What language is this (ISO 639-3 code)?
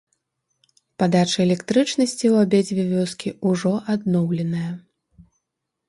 bel